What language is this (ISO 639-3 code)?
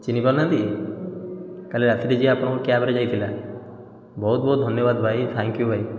ori